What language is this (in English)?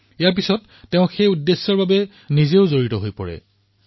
Assamese